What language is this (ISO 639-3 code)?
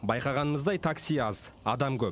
kaz